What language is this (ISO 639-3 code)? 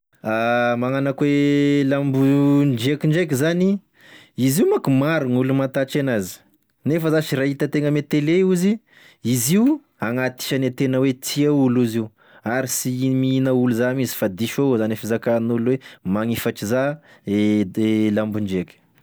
tkg